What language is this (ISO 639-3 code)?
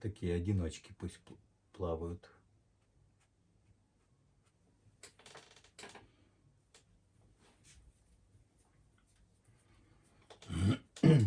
rus